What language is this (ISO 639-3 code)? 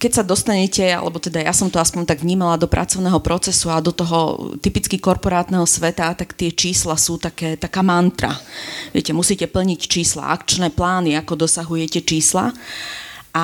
slk